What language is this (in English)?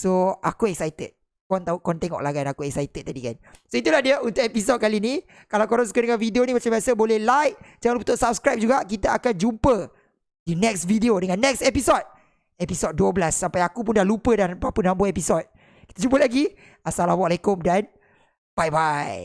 Malay